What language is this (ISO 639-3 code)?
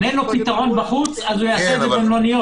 heb